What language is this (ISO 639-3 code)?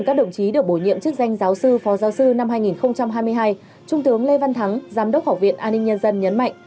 vie